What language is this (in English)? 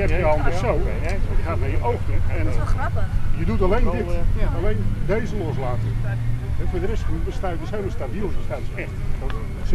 Dutch